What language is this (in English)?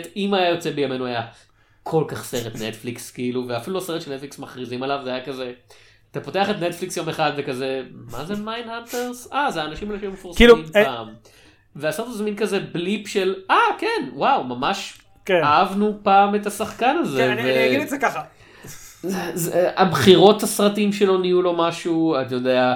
Hebrew